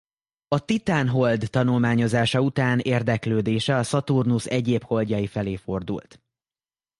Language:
Hungarian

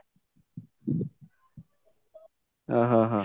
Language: Odia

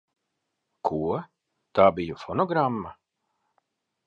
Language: Latvian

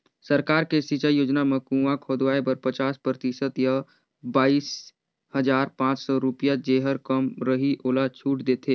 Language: Chhattisgarhi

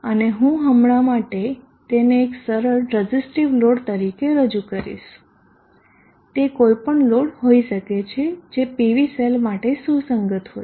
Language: Gujarati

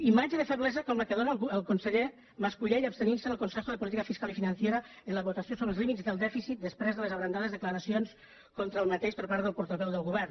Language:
Catalan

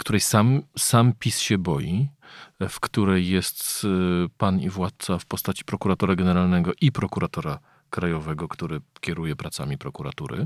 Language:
Polish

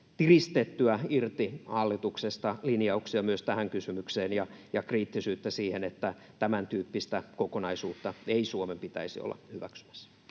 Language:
Finnish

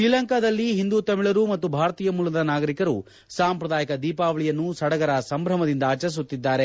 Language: Kannada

